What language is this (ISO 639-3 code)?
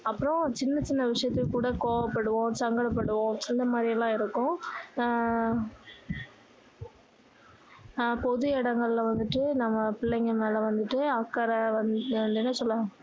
tam